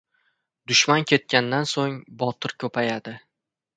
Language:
Uzbek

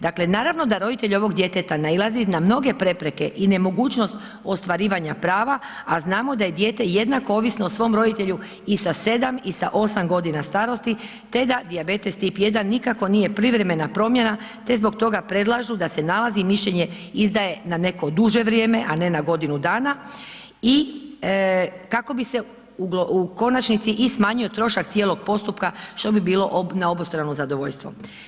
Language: Croatian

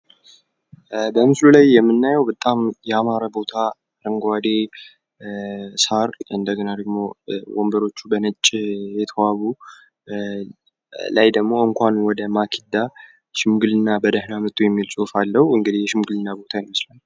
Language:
Amharic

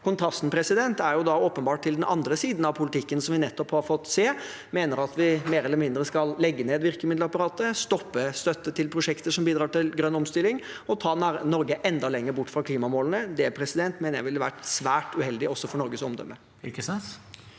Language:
Norwegian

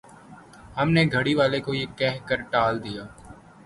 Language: Urdu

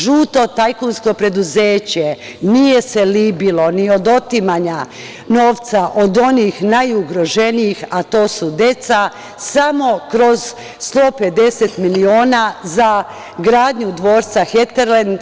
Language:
Serbian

